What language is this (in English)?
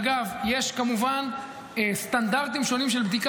Hebrew